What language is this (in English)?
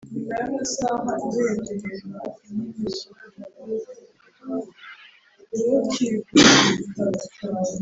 Kinyarwanda